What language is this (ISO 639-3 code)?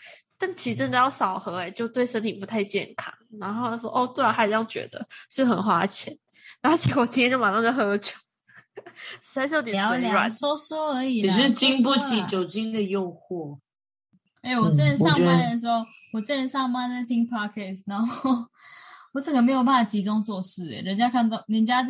zho